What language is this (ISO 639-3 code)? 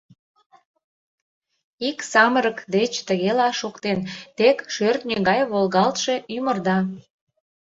chm